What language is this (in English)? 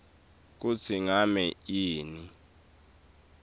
Swati